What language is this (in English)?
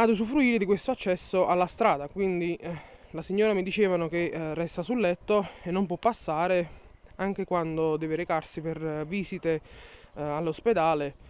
Italian